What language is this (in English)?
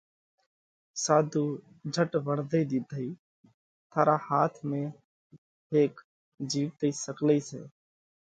Parkari Koli